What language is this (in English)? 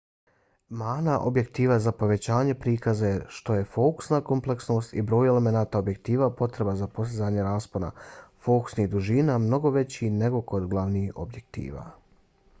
Bosnian